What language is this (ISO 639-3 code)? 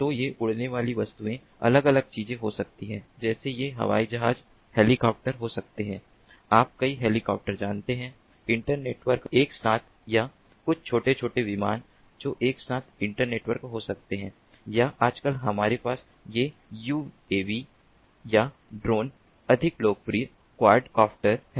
hin